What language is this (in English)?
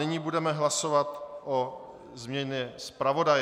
Czech